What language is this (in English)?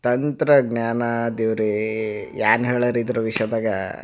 Kannada